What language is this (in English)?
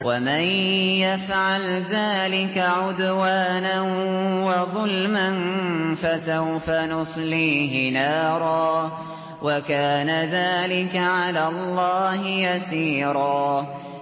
Arabic